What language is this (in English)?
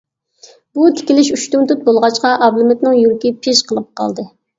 Uyghur